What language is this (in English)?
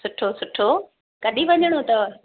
Sindhi